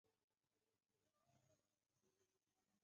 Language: Chinese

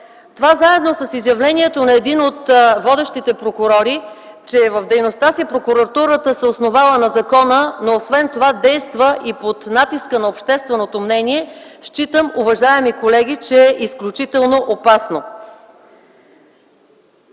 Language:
Bulgarian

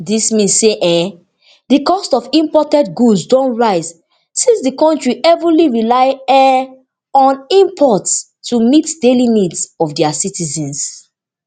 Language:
Nigerian Pidgin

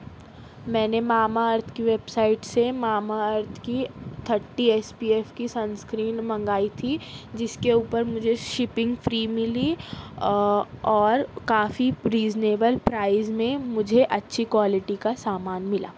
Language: Urdu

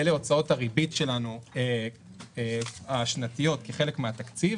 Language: Hebrew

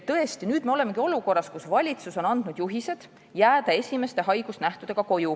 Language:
Estonian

